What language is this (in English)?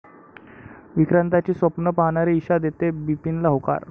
Marathi